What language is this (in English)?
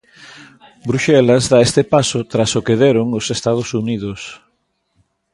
Galician